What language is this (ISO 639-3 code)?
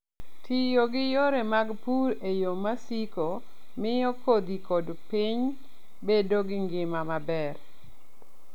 luo